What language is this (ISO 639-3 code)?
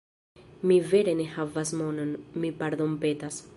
epo